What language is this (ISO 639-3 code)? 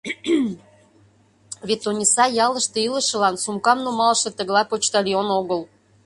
chm